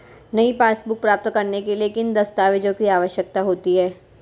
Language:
Hindi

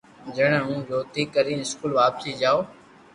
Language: Loarki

